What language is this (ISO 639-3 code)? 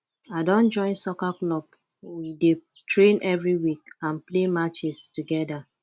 pcm